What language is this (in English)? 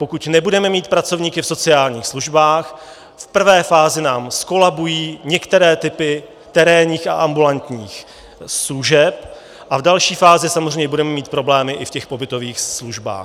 Czech